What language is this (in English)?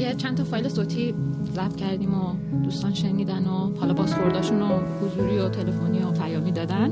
Persian